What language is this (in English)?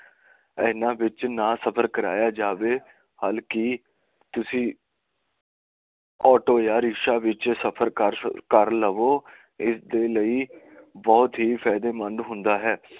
Punjabi